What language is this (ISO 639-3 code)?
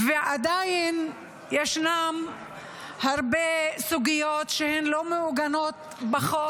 heb